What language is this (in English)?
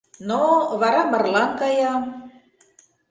Mari